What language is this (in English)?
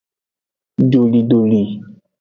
Aja (Benin)